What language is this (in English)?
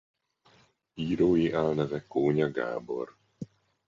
Hungarian